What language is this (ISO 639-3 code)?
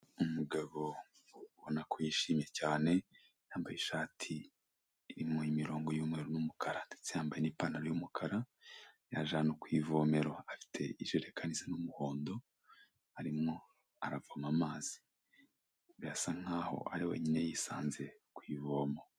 kin